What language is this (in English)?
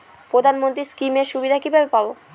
Bangla